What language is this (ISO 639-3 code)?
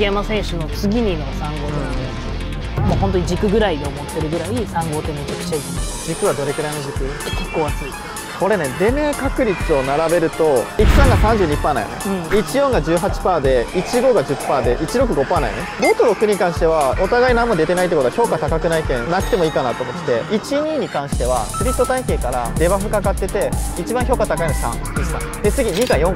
jpn